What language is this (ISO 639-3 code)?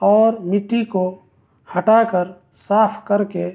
urd